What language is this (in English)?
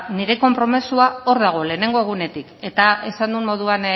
Basque